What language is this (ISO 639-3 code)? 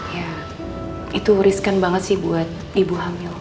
ind